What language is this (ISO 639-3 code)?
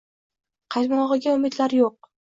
uzb